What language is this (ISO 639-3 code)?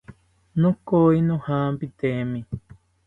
cpy